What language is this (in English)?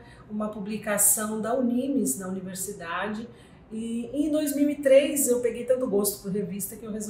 Portuguese